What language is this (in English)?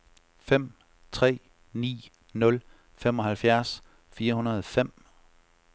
Danish